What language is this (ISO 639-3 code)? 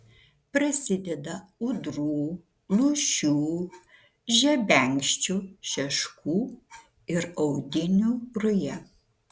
lit